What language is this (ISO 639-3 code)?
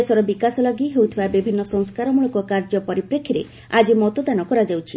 ori